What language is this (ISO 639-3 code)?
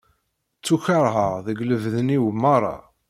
kab